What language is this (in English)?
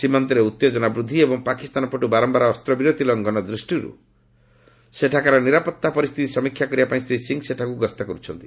Odia